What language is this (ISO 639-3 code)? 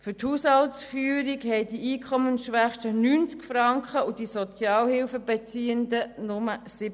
gsw